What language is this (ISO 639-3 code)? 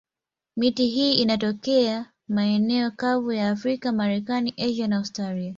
swa